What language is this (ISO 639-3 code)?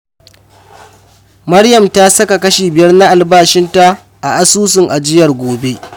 hau